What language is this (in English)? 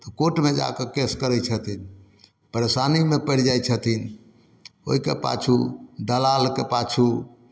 Maithili